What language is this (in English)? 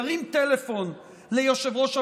Hebrew